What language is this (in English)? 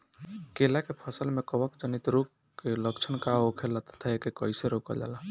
Bhojpuri